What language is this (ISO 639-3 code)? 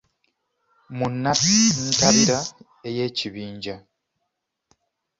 lug